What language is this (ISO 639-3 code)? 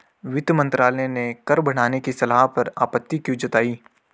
hin